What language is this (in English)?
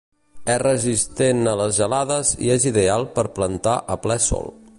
Catalan